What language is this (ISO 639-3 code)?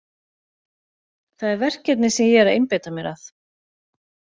isl